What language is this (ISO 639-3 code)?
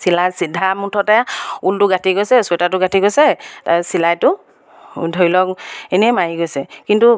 asm